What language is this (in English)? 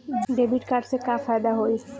Bhojpuri